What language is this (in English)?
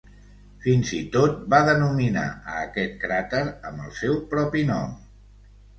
Catalan